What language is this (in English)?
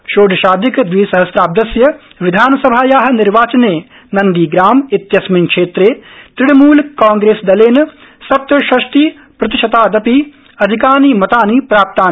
Sanskrit